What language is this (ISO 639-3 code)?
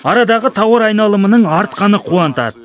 kaz